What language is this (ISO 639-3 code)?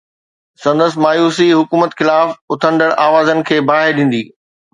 snd